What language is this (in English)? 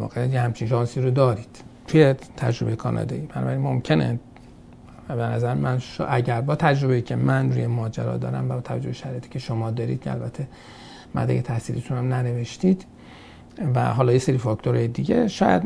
Persian